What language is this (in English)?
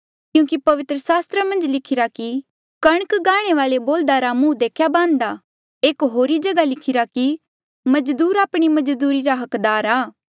Mandeali